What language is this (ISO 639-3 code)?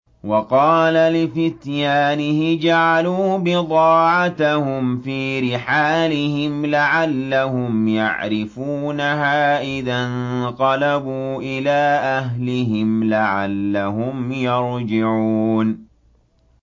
ara